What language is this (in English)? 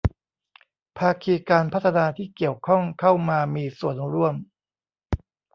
Thai